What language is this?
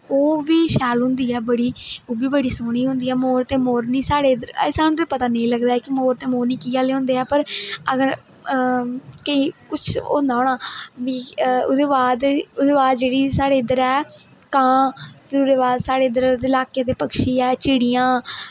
Dogri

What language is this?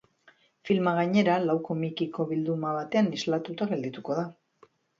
Basque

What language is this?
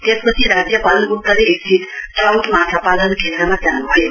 Nepali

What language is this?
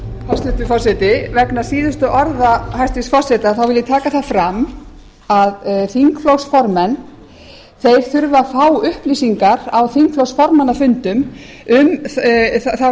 Icelandic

